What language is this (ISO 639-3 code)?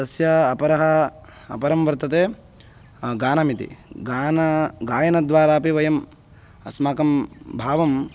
san